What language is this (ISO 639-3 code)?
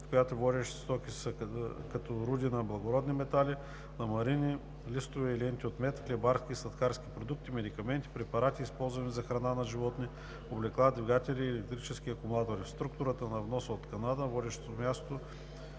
bul